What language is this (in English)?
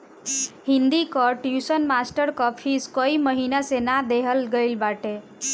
Bhojpuri